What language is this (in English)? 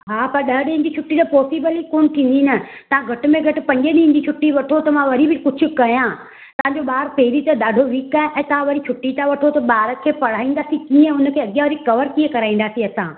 Sindhi